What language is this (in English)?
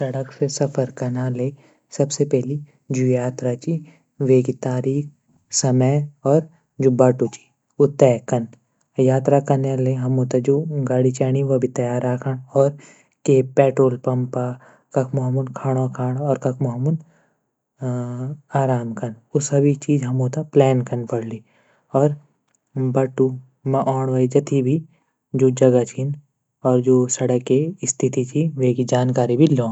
Garhwali